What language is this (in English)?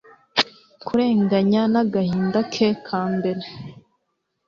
Kinyarwanda